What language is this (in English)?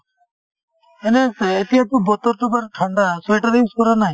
Assamese